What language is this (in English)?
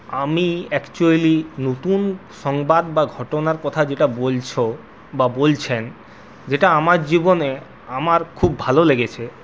Bangla